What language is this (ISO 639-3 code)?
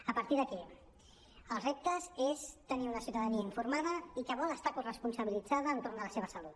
cat